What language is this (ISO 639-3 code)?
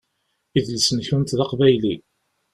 kab